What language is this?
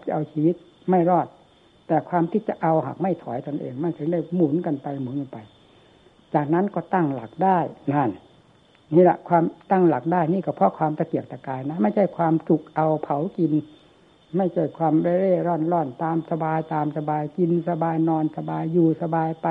Thai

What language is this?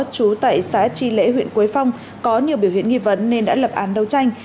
Vietnamese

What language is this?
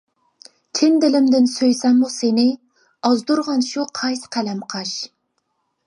Uyghur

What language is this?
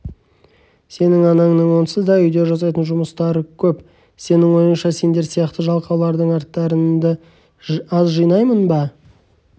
Kazakh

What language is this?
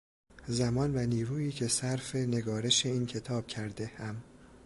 Persian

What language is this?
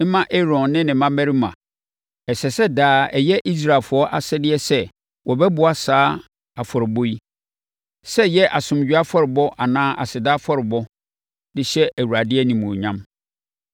Akan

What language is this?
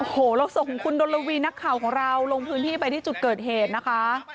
Thai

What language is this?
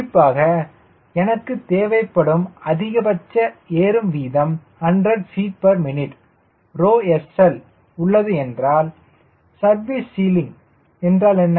Tamil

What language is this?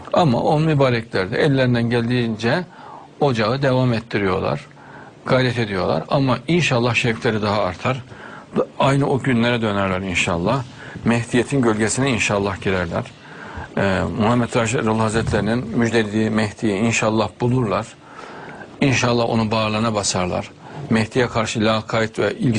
Turkish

